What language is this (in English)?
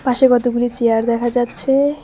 Bangla